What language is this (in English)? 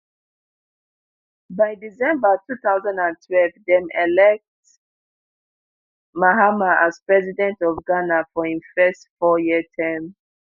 Nigerian Pidgin